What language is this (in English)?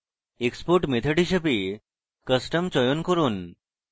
Bangla